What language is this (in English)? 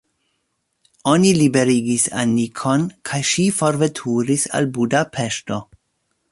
Esperanto